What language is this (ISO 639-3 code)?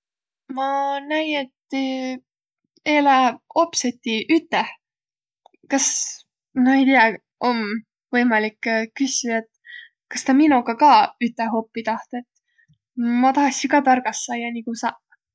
vro